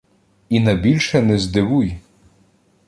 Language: Ukrainian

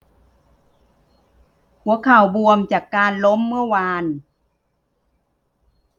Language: Thai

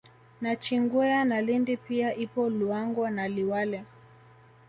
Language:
Swahili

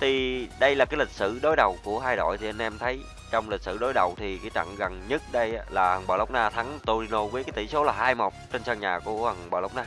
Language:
Vietnamese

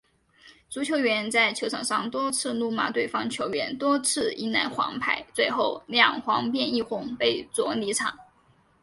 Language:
Chinese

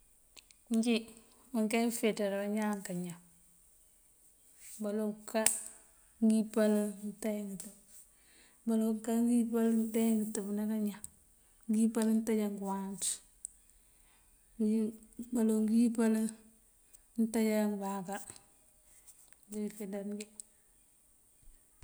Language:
Mandjak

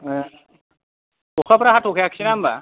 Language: Bodo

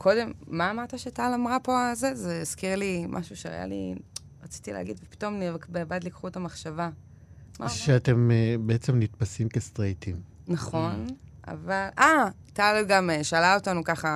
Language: Hebrew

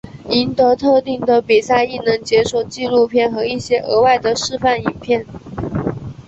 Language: Chinese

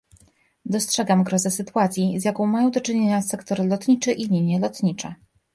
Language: Polish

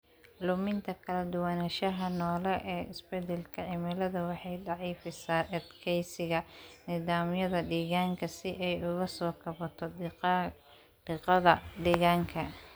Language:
Somali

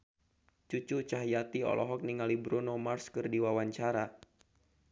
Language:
Sundanese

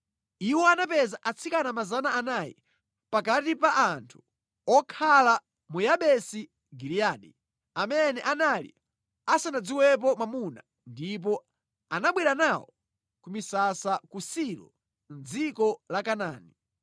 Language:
Nyanja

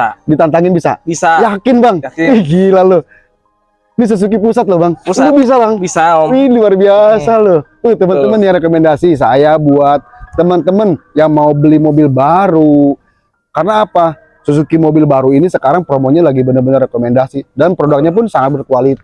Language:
Indonesian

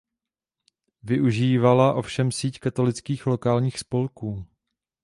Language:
Czech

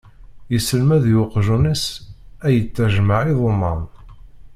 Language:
Kabyle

